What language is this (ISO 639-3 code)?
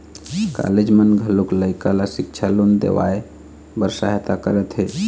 hne